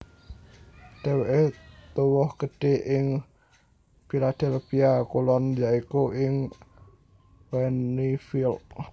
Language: Javanese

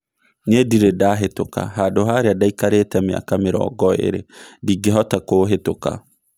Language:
Kikuyu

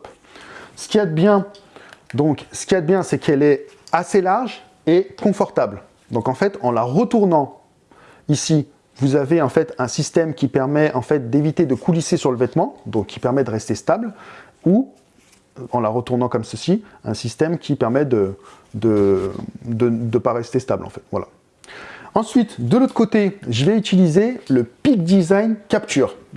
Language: French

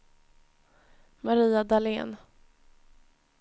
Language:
Swedish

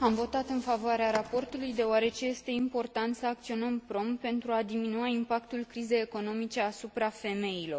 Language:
Romanian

